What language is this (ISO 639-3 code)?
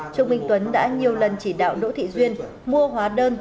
vie